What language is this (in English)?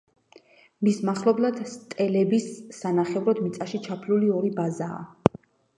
Georgian